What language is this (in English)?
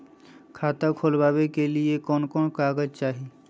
Magahi